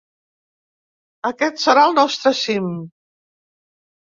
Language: Catalan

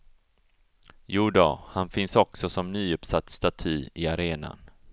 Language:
Swedish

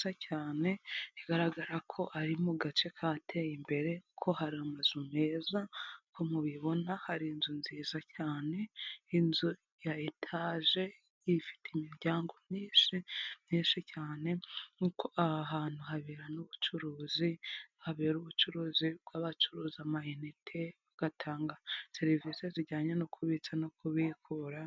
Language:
Kinyarwanda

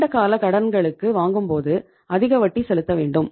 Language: Tamil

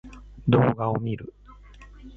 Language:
Japanese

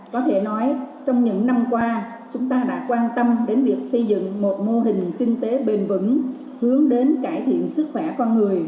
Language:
Vietnamese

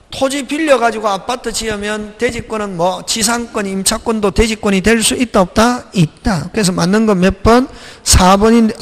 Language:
Korean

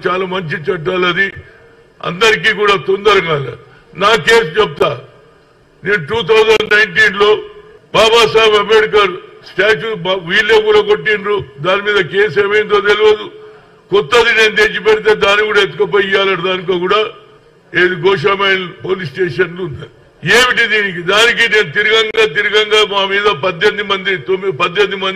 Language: Telugu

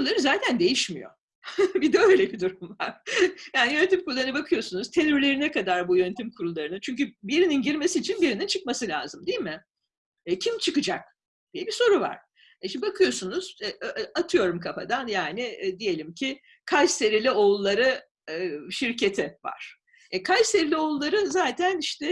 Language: Turkish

